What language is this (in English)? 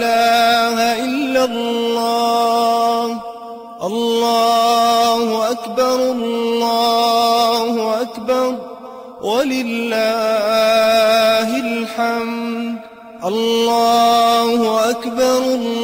Arabic